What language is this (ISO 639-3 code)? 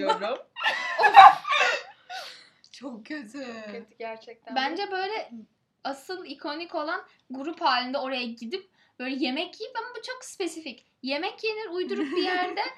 tur